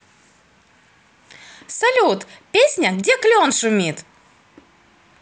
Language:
Russian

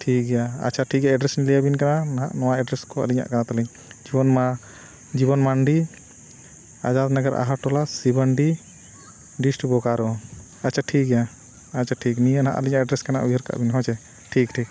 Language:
Santali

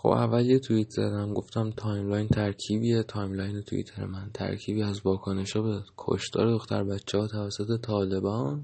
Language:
Persian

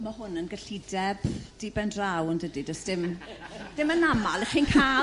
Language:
Welsh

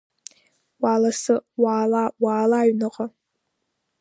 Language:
Abkhazian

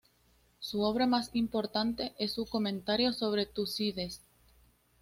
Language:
Spanish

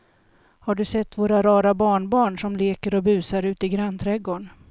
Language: Swedish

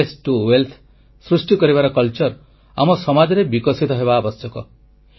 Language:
Odia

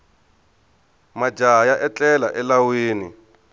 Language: Tsonga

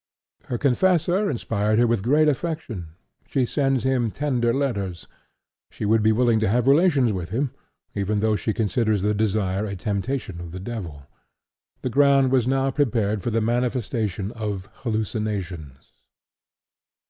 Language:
English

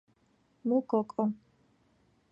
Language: Georgian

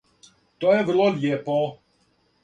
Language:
Serbian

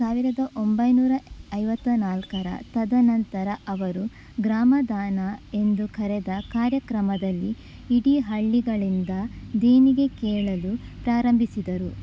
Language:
Kannada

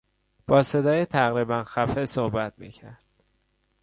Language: Persian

